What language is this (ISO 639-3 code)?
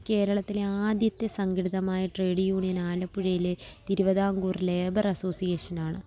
mal